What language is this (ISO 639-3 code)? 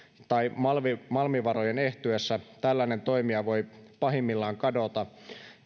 fin